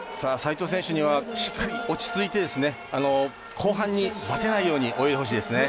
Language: Japanese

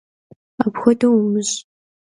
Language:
Kabardian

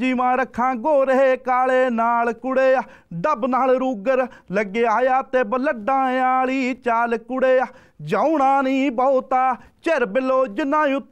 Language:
Punjabi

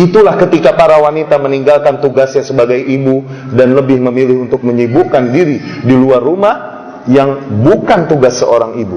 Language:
Indonesian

